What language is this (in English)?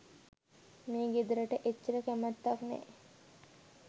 Sinhala